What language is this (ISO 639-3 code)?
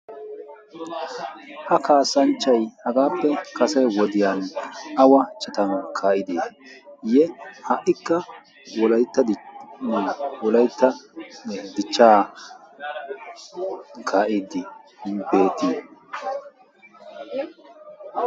wal